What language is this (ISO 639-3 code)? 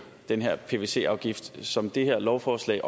dan